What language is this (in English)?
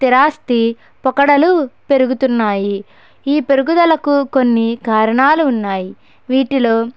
Telugu